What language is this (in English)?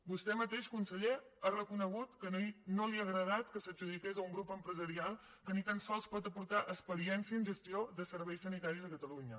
Catalan